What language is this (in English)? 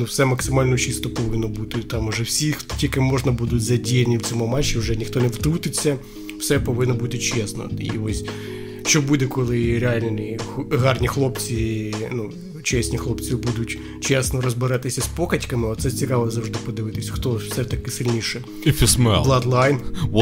Ukrainian